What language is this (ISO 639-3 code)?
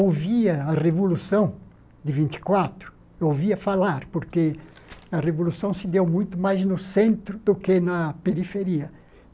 por